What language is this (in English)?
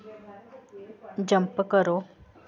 Dogri